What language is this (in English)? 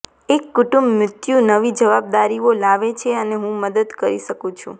Gujarati